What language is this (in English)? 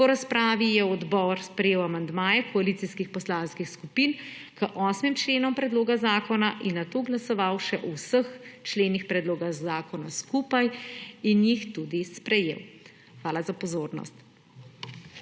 Slovenian